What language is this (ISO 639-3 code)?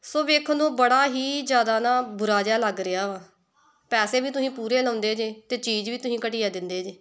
pan